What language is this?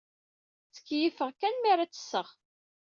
Kabyle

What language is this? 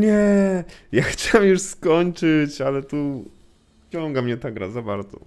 Polish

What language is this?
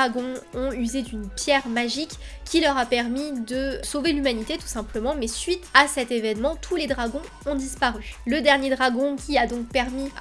French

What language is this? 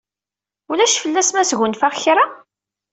Kabyle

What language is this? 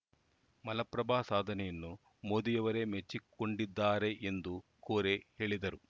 Kannada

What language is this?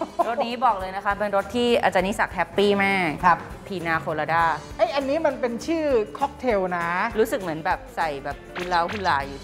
Thai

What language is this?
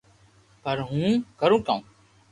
Loarki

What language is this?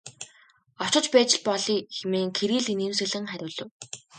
Mongolian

